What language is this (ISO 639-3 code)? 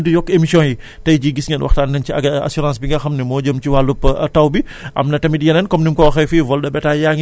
wol